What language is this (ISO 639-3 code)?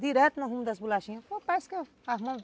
por